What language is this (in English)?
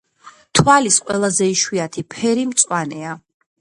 Georgian